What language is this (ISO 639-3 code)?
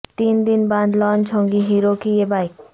urd